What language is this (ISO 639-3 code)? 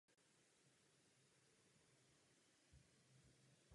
ces